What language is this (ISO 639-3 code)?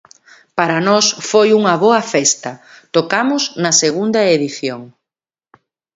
glg